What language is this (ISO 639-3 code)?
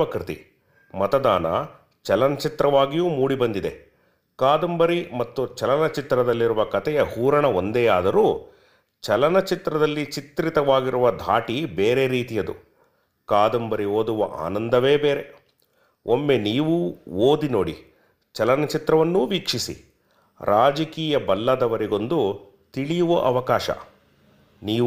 kan